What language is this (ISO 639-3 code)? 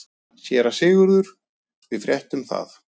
isl